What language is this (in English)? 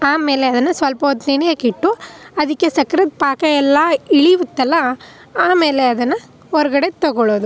Kannada